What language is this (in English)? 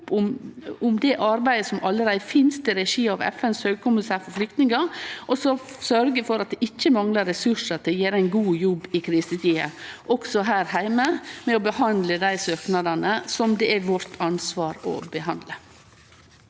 Norwegian